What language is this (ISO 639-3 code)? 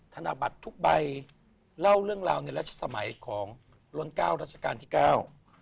tha